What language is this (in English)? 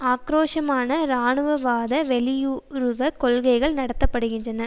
Tamil